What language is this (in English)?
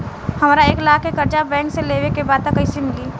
Bhojpuri